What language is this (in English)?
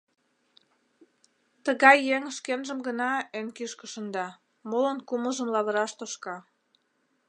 Mari